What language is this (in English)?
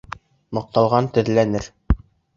Bashkir